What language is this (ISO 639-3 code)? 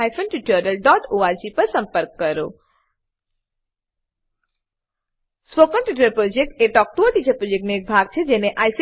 guj